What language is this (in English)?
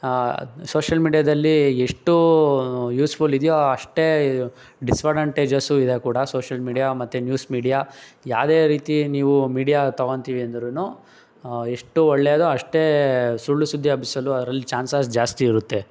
Kannada